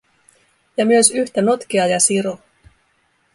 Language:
Finnish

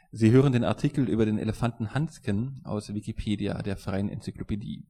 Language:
German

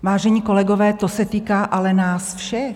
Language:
Czech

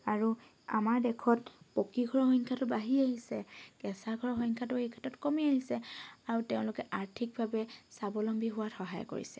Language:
Assamese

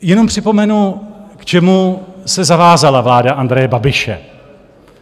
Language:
Czech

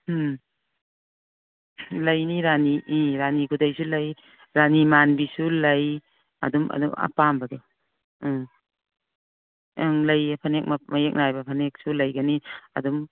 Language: Manipuri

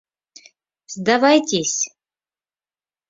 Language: Mari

